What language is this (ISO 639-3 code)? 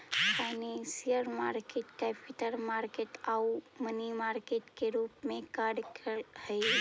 mag